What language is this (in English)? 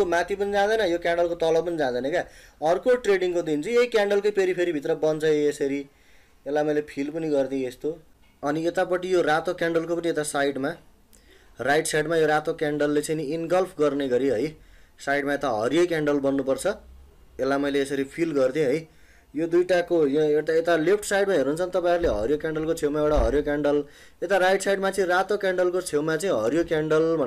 Hindi